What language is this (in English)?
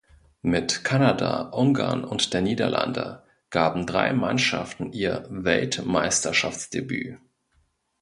German